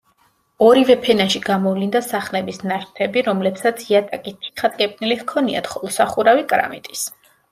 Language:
Georgian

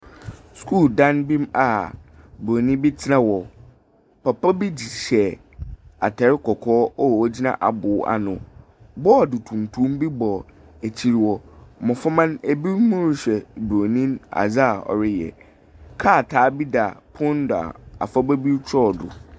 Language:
Akan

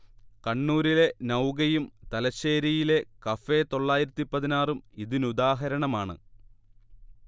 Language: Malayalam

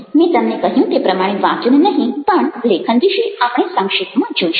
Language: Gujarati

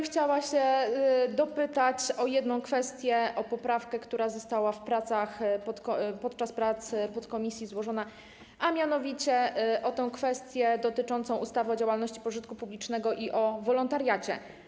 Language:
Polish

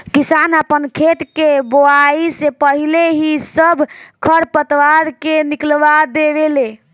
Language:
Bhojpuri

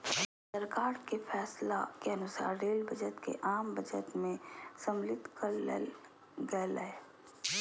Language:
Magahi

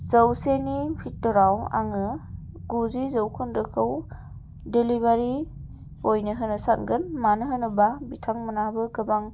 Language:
Bodo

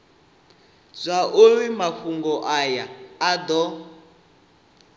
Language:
Venda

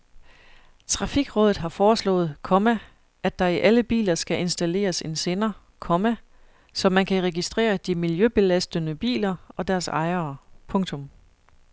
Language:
Danish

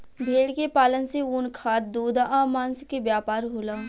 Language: Bhojpuri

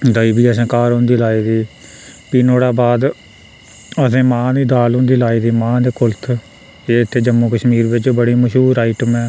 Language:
Dogri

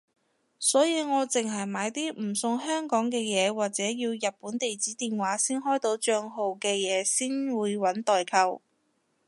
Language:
Cantonese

